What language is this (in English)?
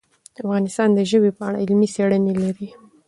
Pashto